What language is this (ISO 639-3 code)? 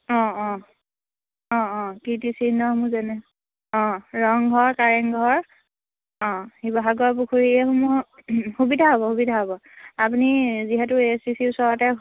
asm